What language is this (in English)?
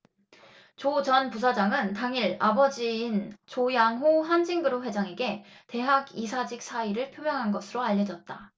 Korean